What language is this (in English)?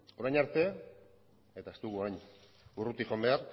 Basque